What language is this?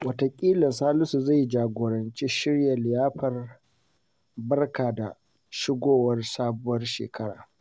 Hausa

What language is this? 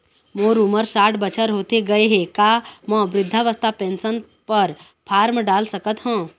Chhattisgarhi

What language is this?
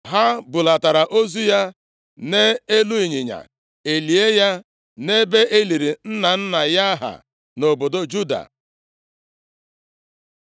Igbo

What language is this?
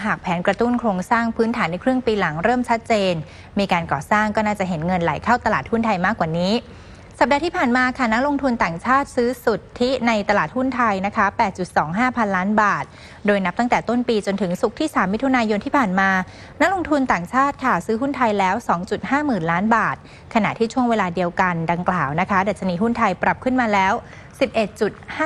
Thai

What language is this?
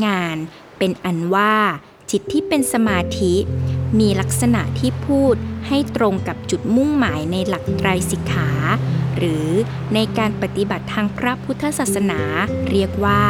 Thai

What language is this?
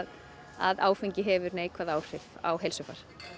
Icelandic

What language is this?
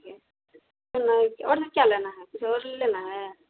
Hindi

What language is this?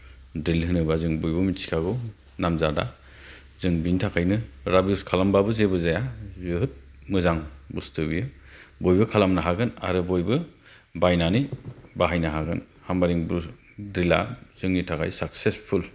Bodo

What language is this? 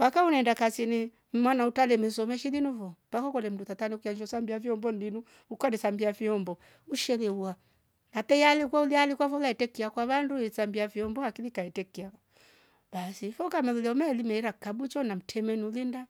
Rombo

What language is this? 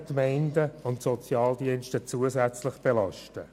Swiss German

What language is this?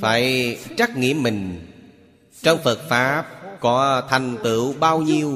Vietnamese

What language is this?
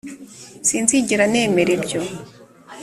Kinyarwanda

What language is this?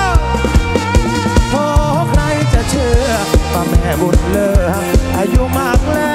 Thai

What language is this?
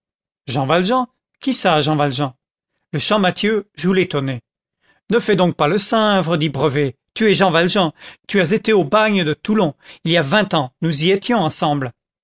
French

